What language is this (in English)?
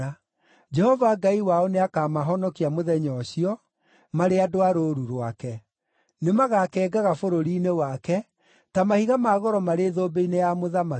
Kikuyu